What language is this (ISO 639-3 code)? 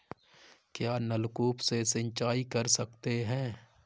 hin